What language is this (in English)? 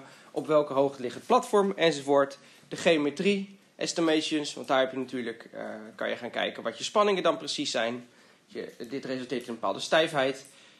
Dutch